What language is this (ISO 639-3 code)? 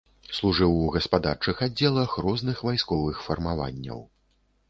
bel